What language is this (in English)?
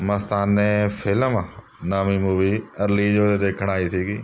Punjabi